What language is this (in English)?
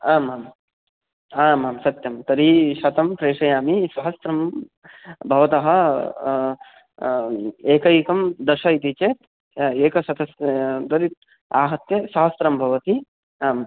Sanskrit